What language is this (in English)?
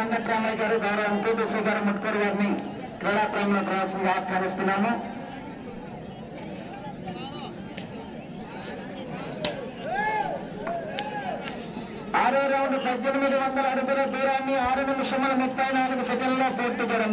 Indonesian